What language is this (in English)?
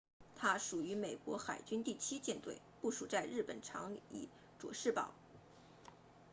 Chinese